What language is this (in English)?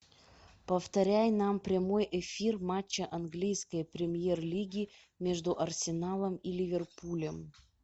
Russian